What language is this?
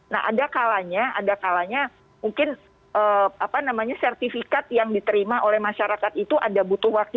Indonesian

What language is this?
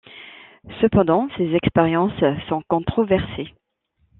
French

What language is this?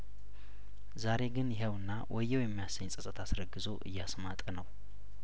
Amharic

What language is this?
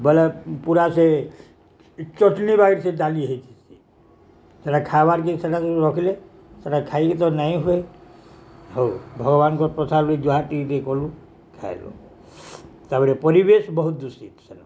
Odia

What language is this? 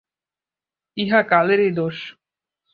Bangla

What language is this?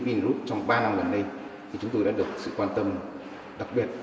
Vietnamese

